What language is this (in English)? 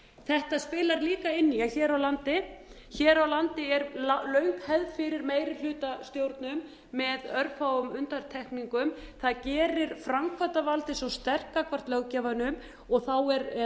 Icelandic